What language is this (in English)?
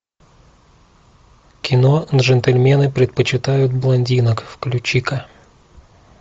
Russian